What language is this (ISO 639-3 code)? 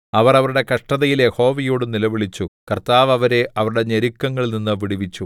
mal